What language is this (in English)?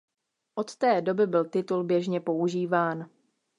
Czech